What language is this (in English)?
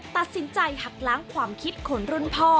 Thai